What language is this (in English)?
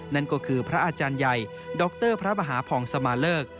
Thai